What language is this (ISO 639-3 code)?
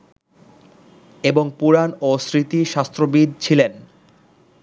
ben